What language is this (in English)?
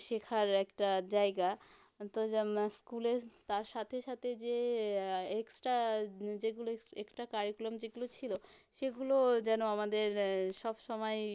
Bangla